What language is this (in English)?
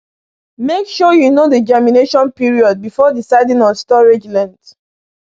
Igbo